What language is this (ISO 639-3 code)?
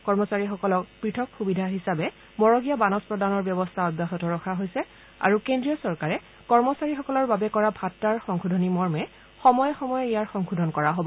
asm